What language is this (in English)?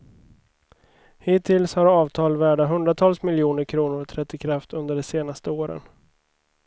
Swedish